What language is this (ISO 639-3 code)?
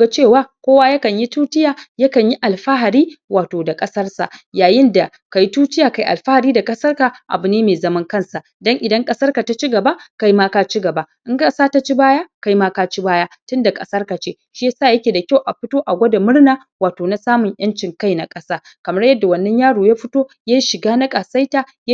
hau